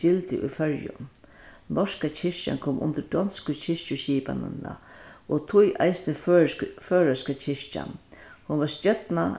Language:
Faroese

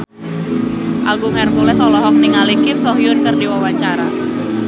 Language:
Sundanese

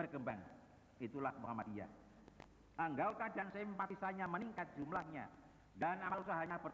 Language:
Indonesian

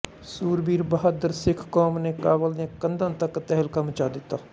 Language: Punjabi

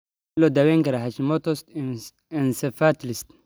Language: Somali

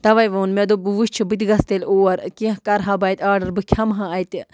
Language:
Kashmiri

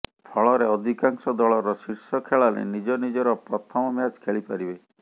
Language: Odia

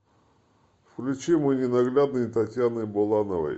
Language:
Russian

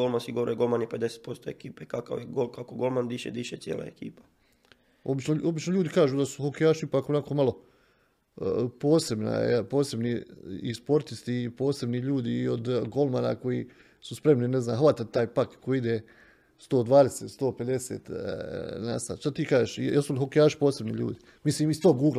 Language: Croatian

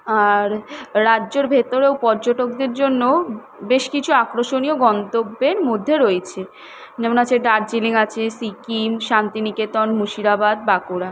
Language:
Bangla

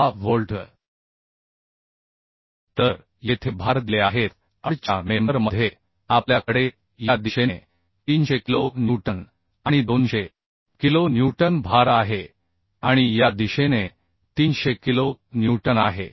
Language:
Marathi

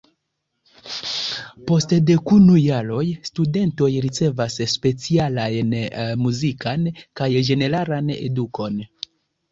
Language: Esperanto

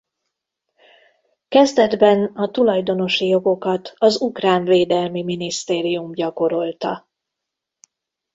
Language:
Hungarian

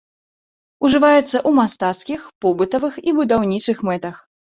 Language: Belarusian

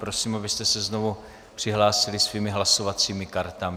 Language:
Czech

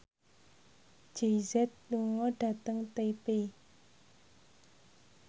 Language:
Javanese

